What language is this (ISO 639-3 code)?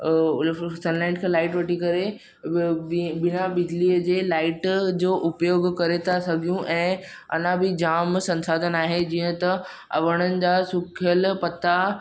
snd